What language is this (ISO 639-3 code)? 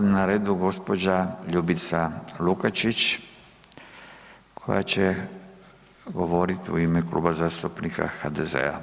hrv